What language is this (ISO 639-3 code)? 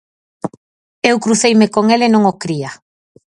glg